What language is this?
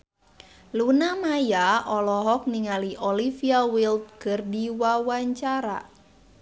Sundanese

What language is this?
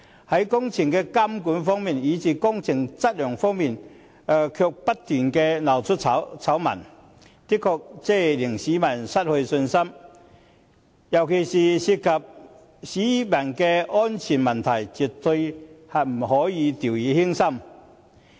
Cantonese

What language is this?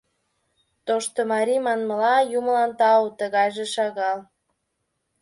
Mari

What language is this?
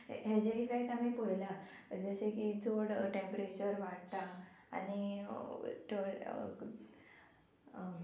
Konkani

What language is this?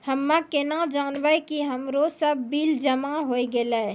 Maithili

